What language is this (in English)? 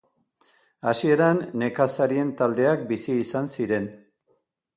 Basque